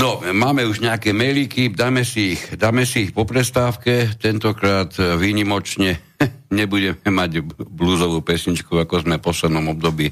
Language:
Slovak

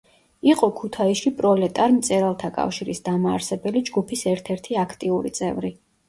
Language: Georgian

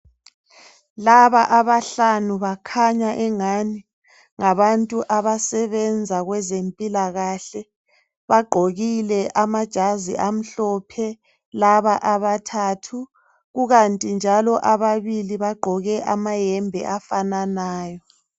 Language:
North Ndebele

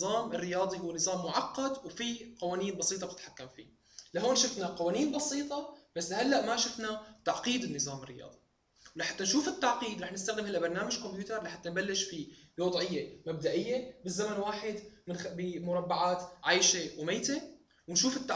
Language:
Arabic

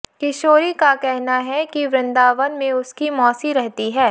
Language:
Hindi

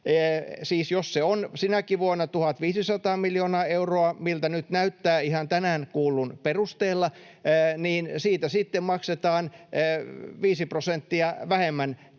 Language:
Finnish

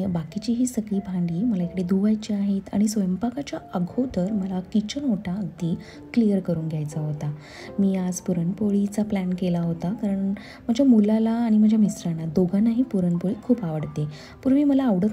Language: Hindi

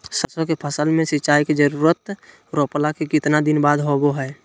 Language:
Magahi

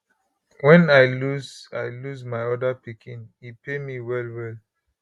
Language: Nigerian Pidgin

